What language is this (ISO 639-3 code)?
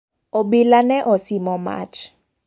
luo